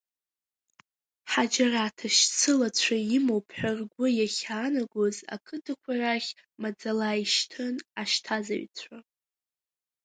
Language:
Abkhazian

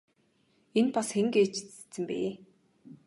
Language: Mongolian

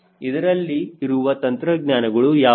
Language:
Kannada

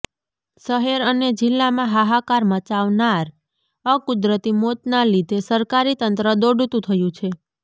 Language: Gujarati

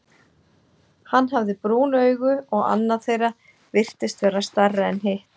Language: Icelandic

